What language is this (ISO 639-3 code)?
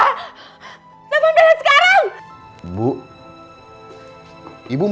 ind